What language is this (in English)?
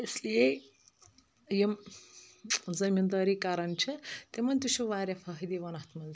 Kashmiri